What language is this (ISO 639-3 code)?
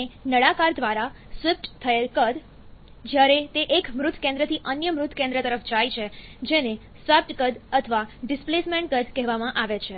guj